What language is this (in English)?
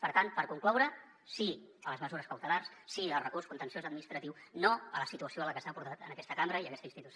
Catalan